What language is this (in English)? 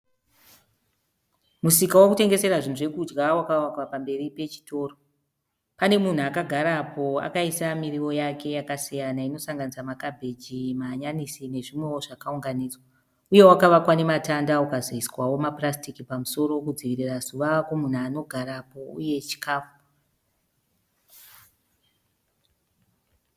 Shona